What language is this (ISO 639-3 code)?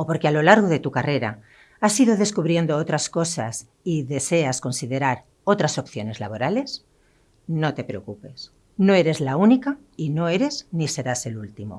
spa